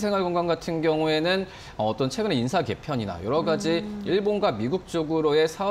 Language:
Korean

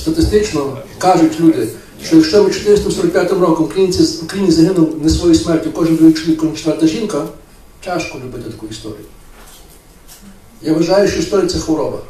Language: Ukrainian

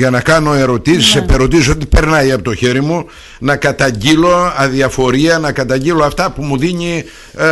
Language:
Greek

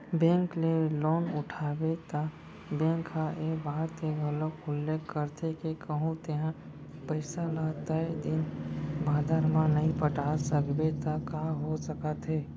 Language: Chhattisgarhi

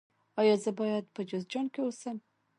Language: Pashto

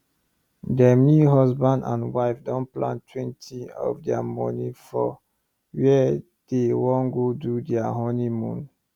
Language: Nigerian Pidgin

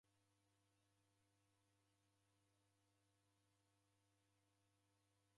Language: Taita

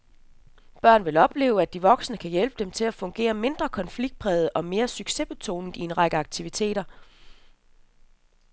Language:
Danish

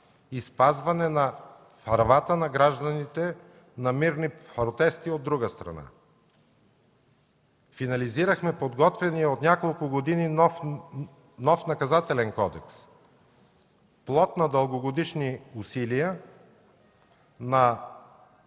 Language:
Bulgarian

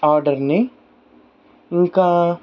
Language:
Telugu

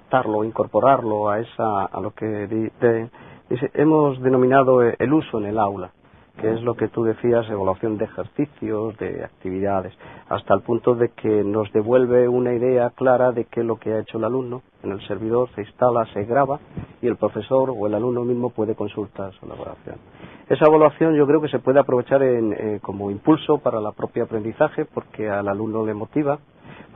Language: Spanish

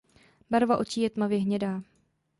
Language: Czech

